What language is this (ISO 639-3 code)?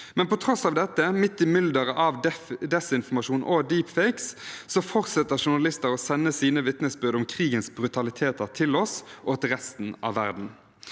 nor